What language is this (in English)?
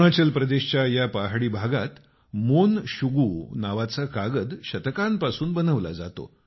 Marathi